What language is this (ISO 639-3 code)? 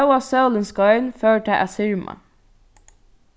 fao